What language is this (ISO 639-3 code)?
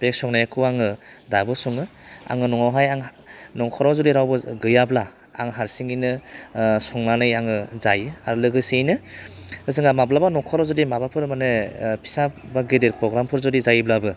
brx